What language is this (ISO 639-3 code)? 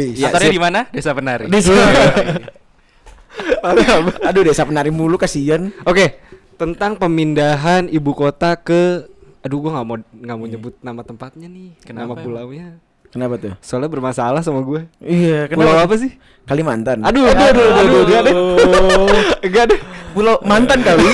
ind